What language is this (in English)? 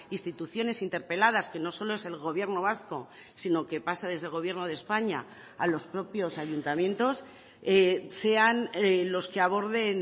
Spanish